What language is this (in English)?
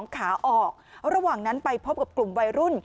Thai